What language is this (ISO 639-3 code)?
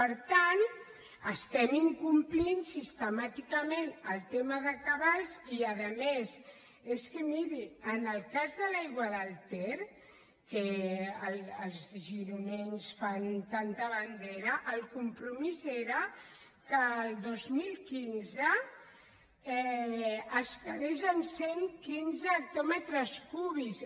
cat